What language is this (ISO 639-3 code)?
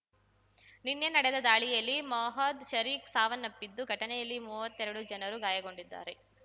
kan